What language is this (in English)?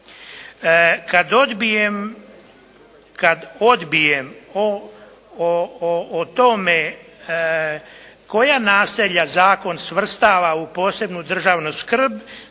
Croatian